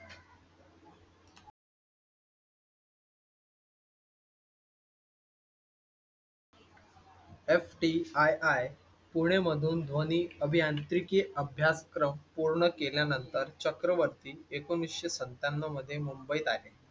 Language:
Marathi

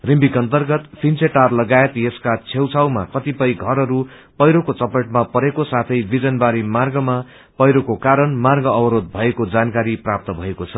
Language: Nepali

